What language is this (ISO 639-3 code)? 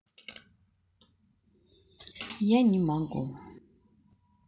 rus